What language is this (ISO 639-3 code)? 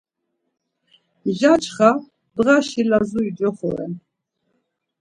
lzz